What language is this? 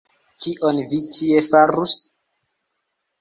Esperanto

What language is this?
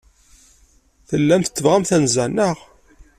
Kabyle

